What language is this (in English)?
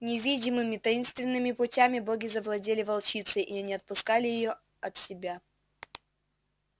Russian